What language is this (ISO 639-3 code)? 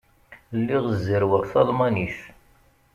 kab